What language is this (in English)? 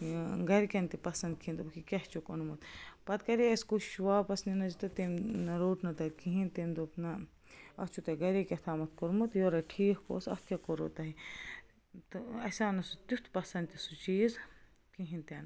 Kashmiri